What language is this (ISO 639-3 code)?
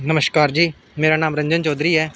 doi